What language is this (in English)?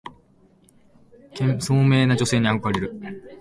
Japanese